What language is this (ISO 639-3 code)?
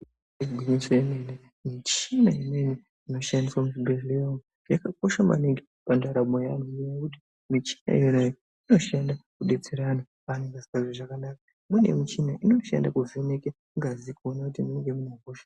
ndc